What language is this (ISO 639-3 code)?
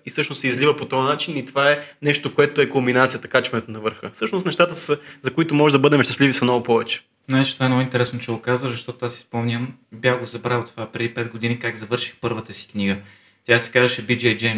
bul